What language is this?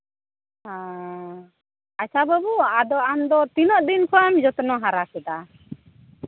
Santali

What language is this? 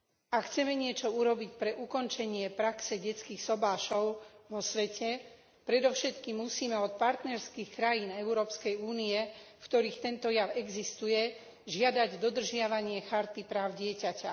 Slovak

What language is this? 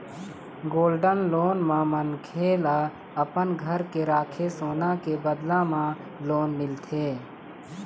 Chhattisgarhi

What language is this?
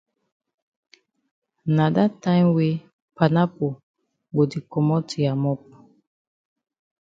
Cameroon Pidgin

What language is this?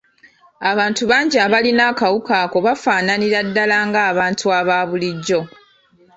Ganda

